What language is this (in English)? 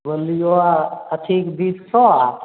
Maithili